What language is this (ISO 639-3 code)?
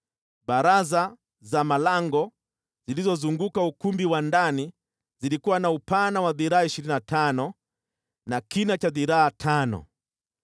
swa